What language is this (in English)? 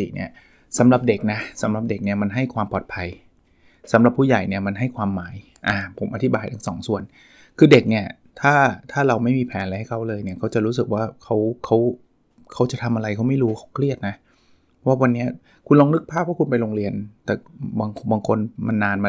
Thai